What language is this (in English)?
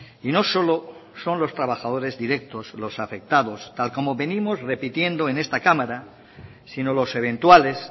Spanish